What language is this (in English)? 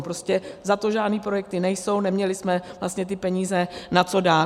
Czech